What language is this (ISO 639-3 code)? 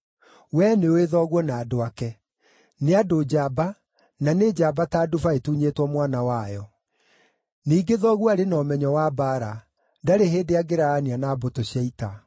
kik